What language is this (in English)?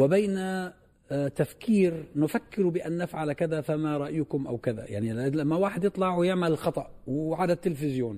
Arabic